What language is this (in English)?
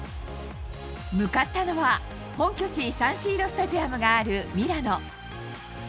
Japanese